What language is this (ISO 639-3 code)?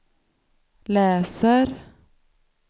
swe